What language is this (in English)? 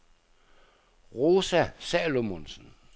Danish